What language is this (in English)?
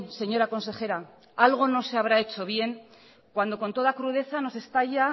Spanish